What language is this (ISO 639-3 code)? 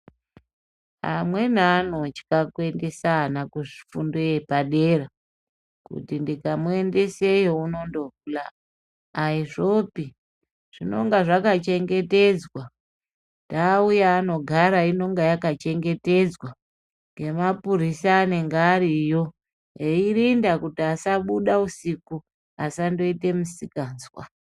ndc